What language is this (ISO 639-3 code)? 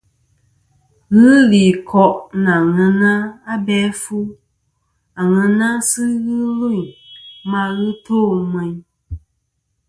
bkm